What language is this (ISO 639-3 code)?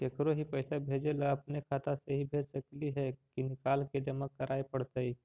mag